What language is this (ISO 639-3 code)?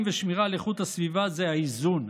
heb